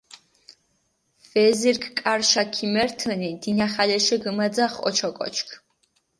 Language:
Mingrelian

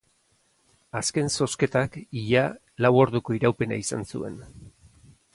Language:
Basque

